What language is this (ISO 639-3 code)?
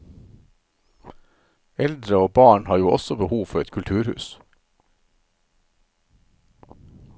nor